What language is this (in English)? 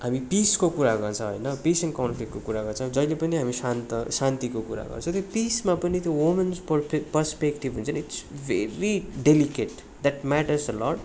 Nepali